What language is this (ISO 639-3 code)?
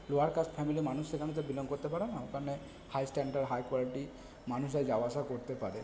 ben